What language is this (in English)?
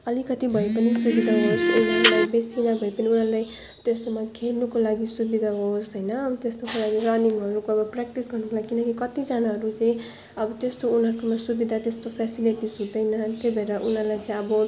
Nepali